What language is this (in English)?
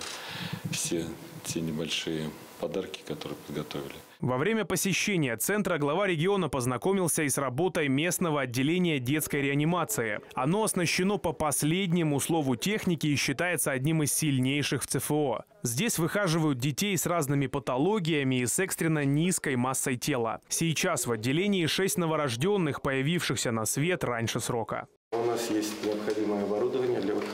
Russian